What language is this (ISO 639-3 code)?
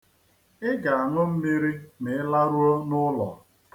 ibo